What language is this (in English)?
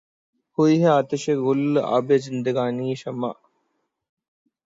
Urdu